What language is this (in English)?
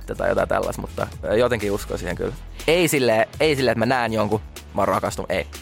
Finnish